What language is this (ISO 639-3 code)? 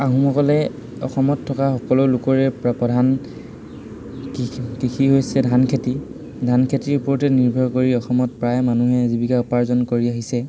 asm